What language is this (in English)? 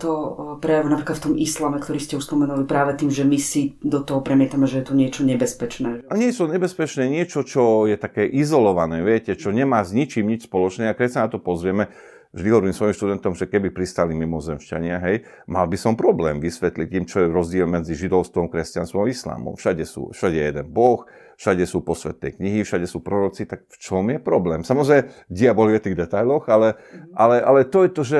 Slovak